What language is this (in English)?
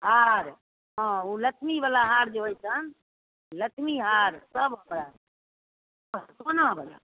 Maithili